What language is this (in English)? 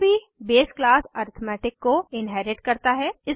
Hindi